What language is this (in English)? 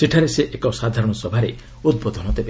Odia